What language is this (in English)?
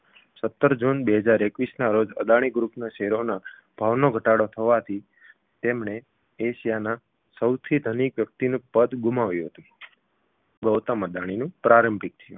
Gujarati